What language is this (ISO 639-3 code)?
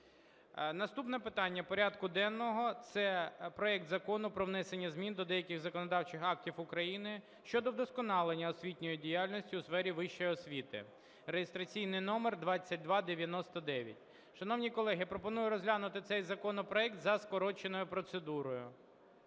ukr